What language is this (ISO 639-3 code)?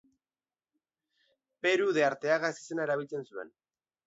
eus